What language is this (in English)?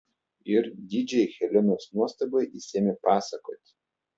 Lithuanian